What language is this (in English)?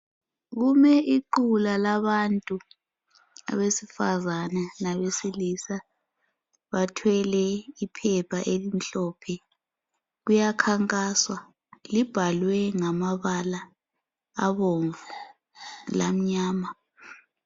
North Ndebele